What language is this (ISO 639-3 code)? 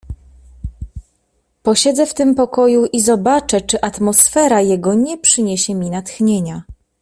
pol